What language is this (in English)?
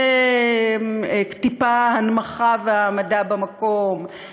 Hebrew